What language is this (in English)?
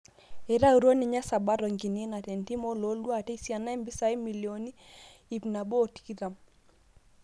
Masai